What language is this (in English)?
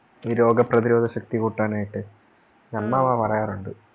Malayalam